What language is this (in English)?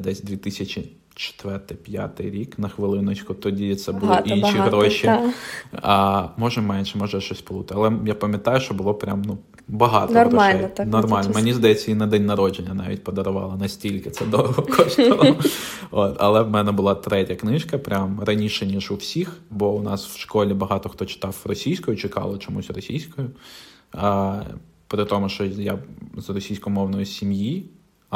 Ukrainian